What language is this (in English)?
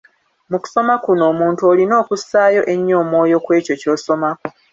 Ganda